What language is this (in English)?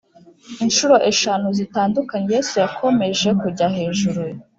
Kinyarwanda